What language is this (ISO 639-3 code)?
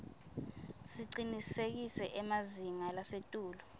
ssw